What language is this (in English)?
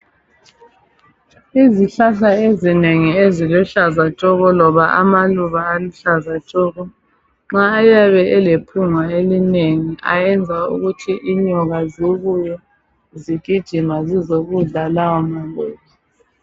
North Ndebele